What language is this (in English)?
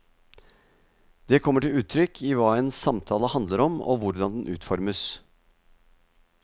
Norwegian